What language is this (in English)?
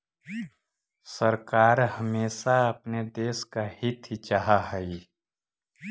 Magahi